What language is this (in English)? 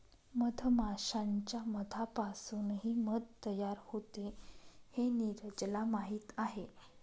Marathi